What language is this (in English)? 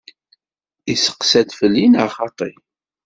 Kabyle